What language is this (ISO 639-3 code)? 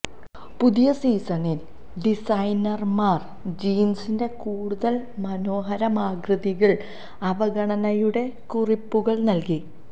mal